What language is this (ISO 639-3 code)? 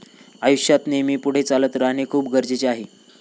mar